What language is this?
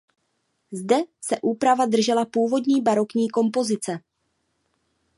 Czech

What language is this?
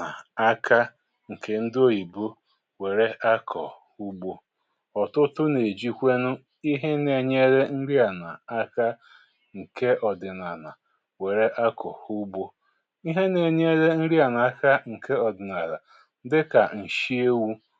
Igbo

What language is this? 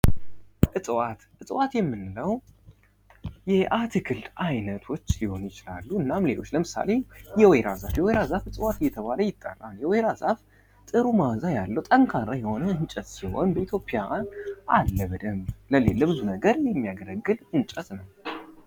Amharic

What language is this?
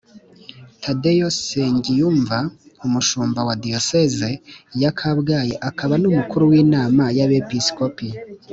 Kinyarwanda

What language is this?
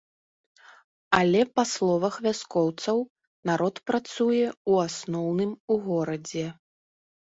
Belarusian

